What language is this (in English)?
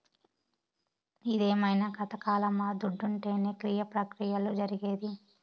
Telugu